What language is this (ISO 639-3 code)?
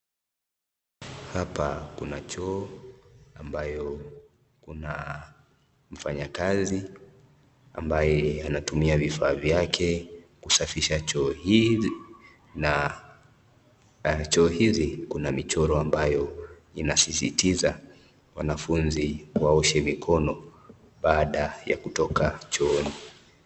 swa